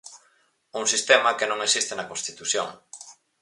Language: Galician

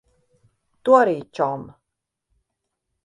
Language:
Latvian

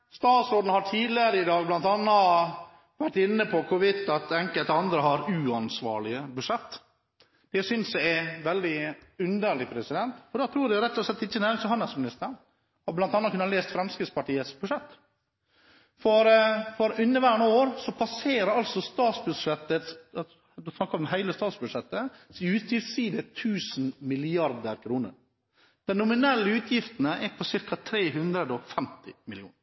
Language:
Norwegian Bokmål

